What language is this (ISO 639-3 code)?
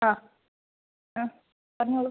mal